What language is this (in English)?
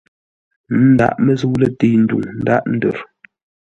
Ngombale